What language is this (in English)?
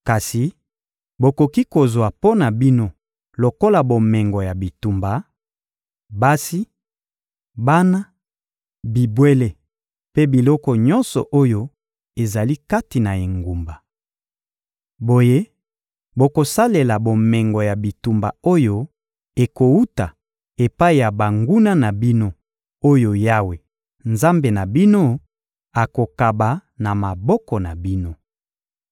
Lingala